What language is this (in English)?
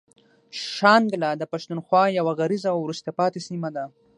Pashto